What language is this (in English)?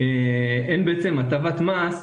Hebrew